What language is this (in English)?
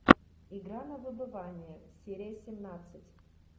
Russian